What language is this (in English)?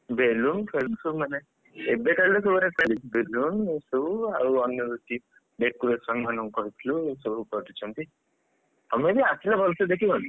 Odia